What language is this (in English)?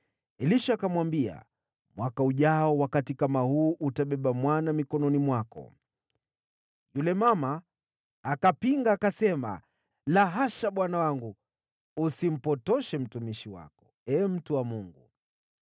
Swahili